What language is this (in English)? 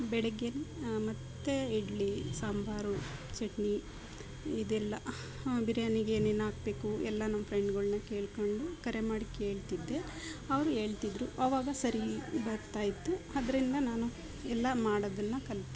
Kannada